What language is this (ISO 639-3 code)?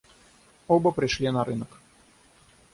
rus